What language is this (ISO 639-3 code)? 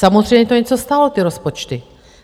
ces